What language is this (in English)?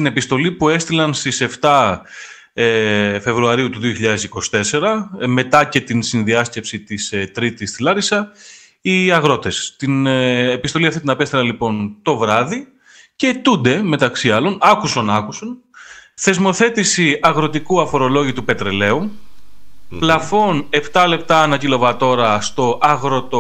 Greek